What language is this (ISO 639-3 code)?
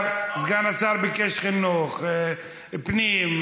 heb